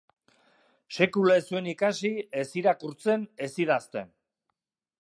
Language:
Basque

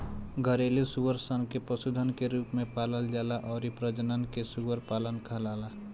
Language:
Bhojpuri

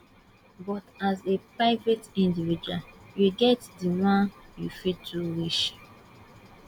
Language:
Nigerian Pidgin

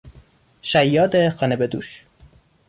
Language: Persian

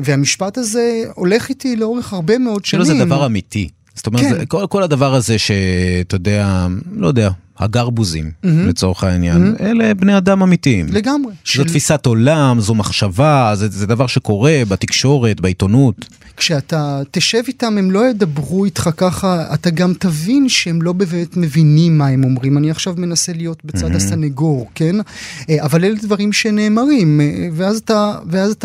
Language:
Hebrew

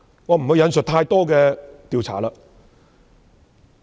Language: Cantonese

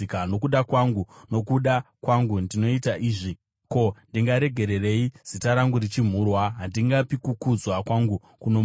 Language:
Shona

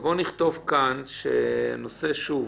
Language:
Hebrew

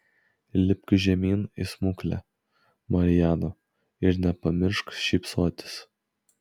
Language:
Lithuanian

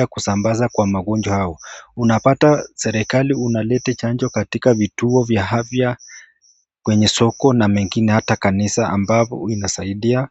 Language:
Swahili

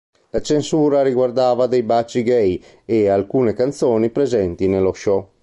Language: Italian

